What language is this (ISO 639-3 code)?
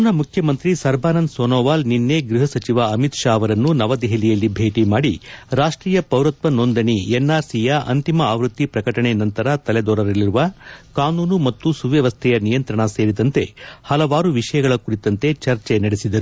kan